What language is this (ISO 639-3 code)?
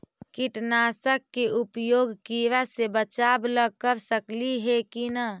mag